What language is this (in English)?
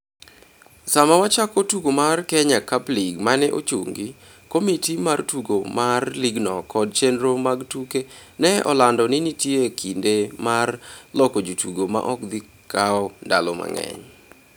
Luo (Kenya and Tanzania)